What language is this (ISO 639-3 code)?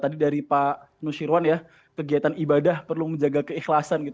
ind